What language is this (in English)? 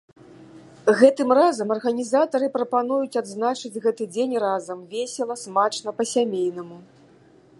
Belarusian